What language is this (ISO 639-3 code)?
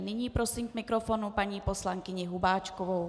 ces